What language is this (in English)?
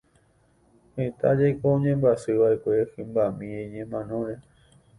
Guarani